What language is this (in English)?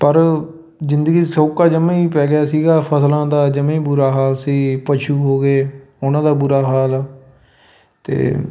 Punjabi